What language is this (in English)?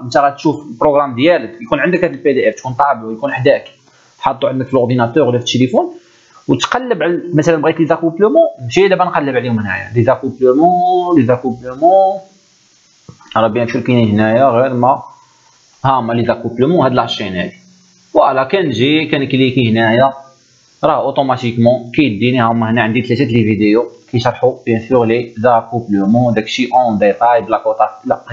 Arabic